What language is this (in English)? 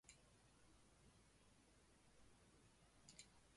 Chinese